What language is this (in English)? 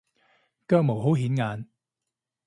Cantonese